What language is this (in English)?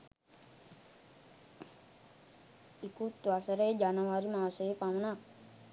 Sinhala